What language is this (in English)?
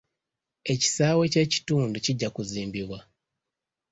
Ganda